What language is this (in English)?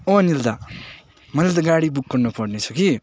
Nepali